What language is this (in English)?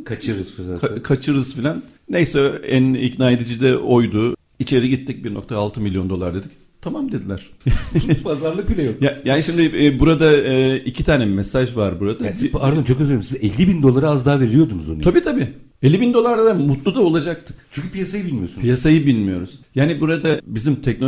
Turkish